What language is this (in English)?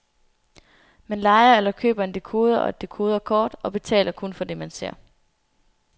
Danish